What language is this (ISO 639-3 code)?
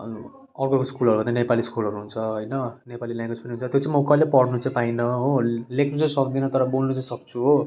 nep